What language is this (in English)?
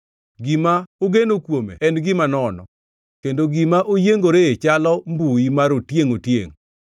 Luo (Kenya and Tanzania)